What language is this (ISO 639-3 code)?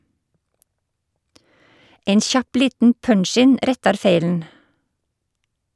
nor